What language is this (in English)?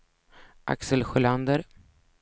Swedish